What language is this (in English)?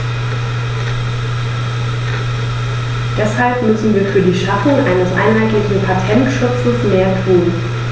German